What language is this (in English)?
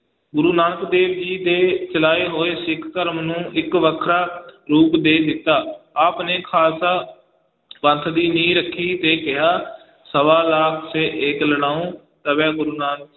Punjabi